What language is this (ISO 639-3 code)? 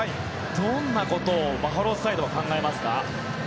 jpn